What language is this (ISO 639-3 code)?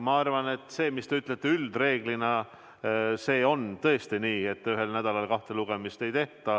est